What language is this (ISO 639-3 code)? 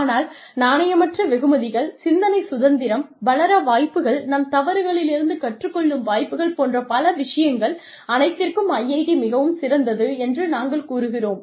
tam